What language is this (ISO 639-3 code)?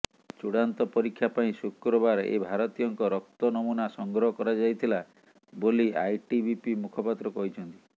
ori